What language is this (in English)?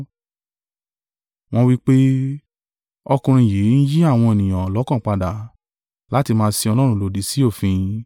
Yoruba